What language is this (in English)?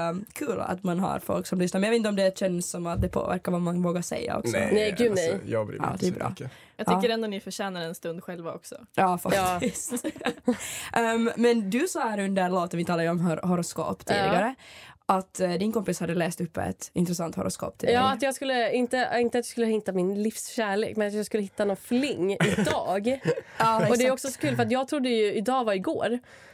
Swedish